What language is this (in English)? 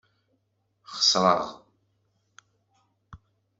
Kabyle